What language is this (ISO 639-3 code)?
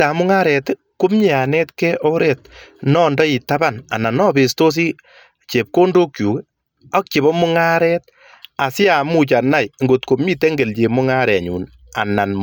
kln